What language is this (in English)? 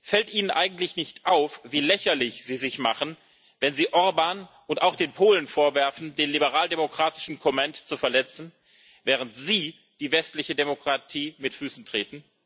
German